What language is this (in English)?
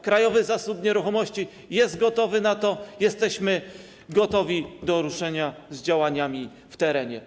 Polish